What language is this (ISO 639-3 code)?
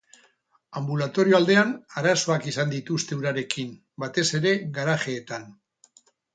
eus